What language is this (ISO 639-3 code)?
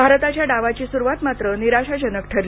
mar